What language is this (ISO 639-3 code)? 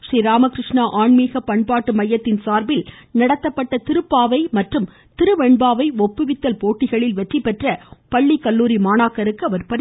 tam